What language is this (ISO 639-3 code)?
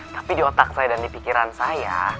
ind